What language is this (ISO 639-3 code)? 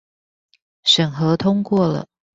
zho